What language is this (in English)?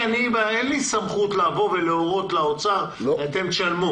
Hebrew